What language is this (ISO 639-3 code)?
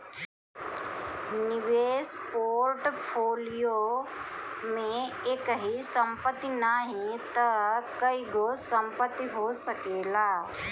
bho